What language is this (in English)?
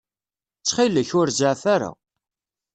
Kabyle